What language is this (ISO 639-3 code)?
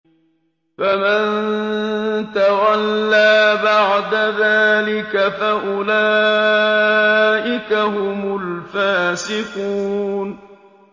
ara